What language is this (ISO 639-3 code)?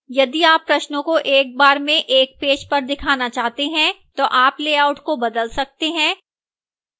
hin